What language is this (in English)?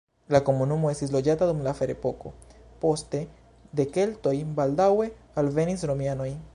Esperanto